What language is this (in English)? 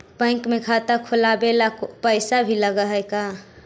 Magahi